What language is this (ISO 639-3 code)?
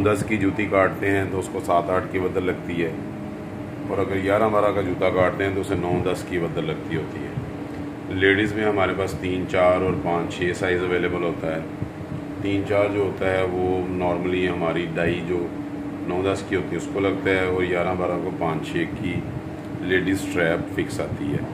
hin